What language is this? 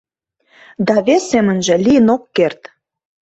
Mari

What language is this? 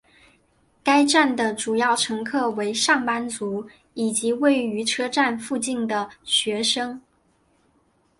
Chinese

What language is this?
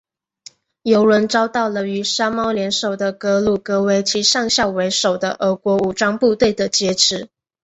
Chinese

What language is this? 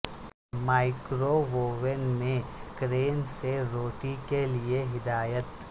Urdu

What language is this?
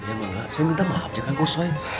Indonesian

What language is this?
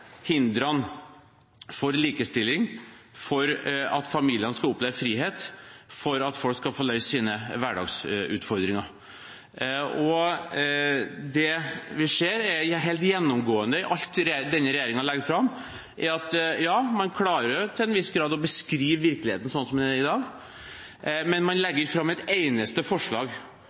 Norwegian Bokmål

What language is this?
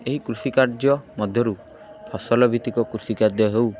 Odia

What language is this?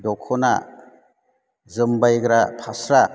Bodo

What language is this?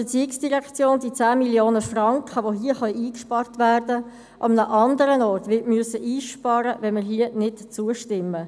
Swiss German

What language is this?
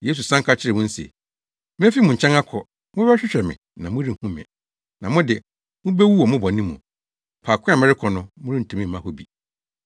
Akan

